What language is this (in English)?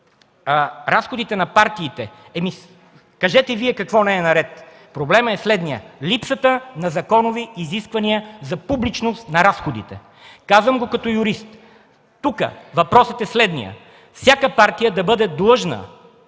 Bulgarian